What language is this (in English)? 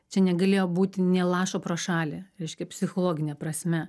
Lithuanian